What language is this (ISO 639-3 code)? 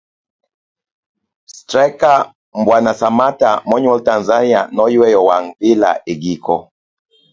luo